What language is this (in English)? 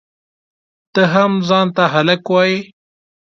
Pashto